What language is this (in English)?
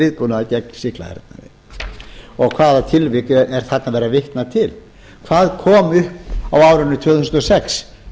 Icelandic